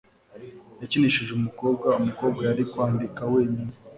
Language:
Kinyarwanda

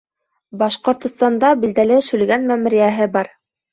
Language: Bashkir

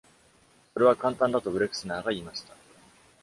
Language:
Japanese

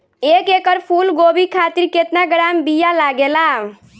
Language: Bhojpuri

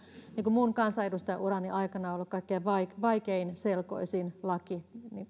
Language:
Finnish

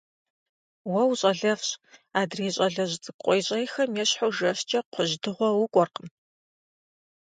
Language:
Kabardian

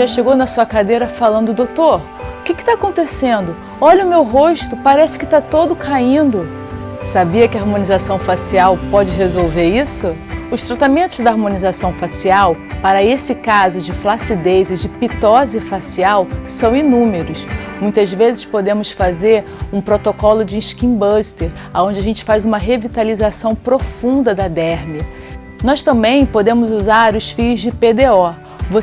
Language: Portuguese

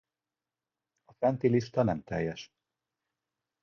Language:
Hungarian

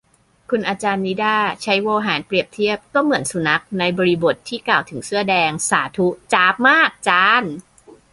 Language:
Thai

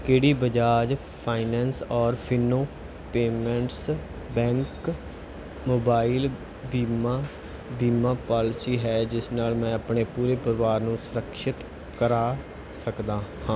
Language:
Punjabi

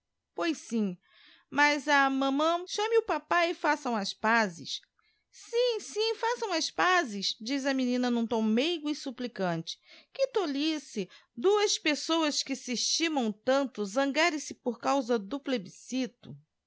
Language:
Portuguese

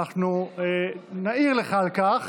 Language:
Hebrew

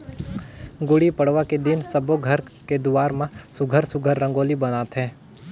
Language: Chhattisgarhi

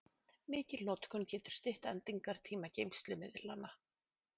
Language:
Icelandic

